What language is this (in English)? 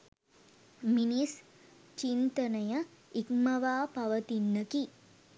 Sinhala